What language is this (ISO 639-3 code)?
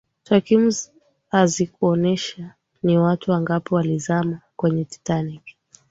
swa